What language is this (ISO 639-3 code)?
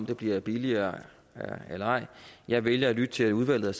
dan